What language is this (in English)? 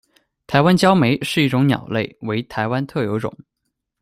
Chinese